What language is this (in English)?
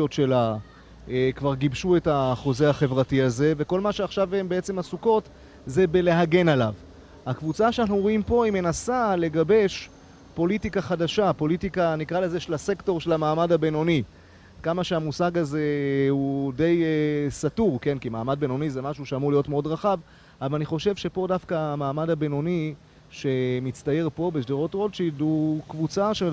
Hebrew